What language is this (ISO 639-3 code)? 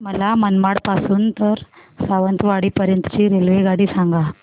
mar